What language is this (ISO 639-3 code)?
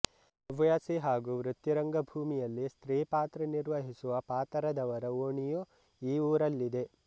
kan